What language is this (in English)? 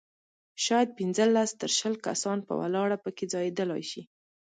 Pashto